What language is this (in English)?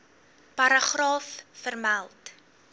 Afrikaans